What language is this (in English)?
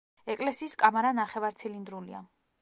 Georgian